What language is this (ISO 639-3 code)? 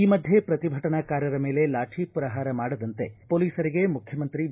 kan